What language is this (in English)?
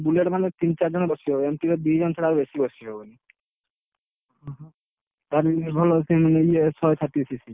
Odia